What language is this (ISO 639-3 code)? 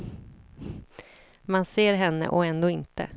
swe